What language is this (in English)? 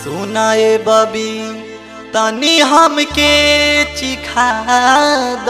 Hindi